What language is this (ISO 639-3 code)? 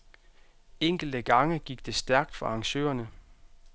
dan